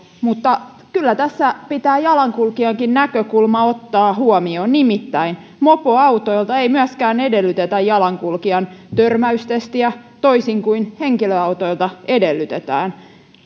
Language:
Finnish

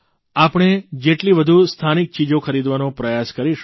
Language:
Gujarati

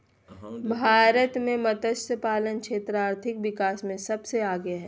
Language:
Magahi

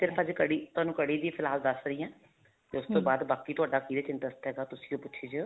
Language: Punjabi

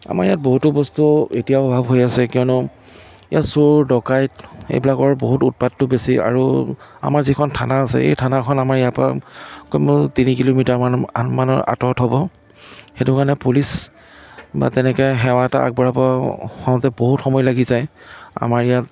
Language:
Assamese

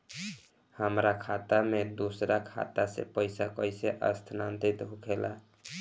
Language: Bhojpuri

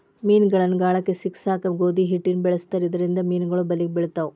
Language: Kannada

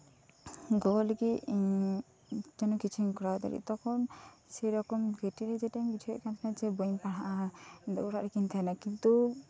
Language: Santali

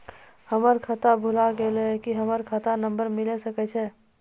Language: Maithili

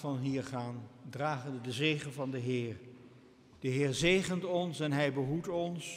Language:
Dutch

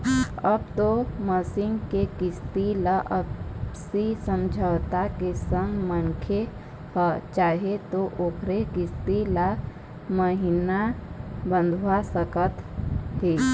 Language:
Chhattisgarhi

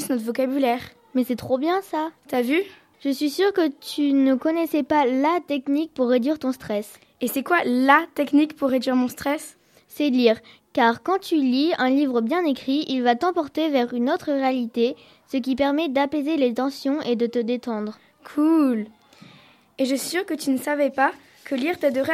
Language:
French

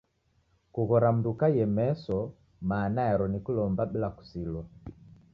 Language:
Taita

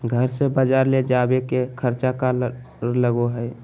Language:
Magahi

